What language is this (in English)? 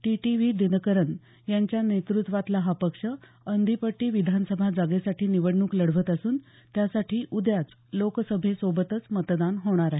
Marathi